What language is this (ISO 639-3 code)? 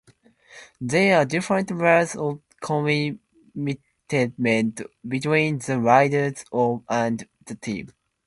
eng